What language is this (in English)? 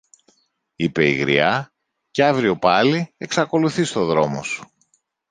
Greek